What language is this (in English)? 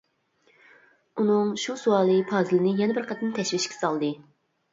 Uyghur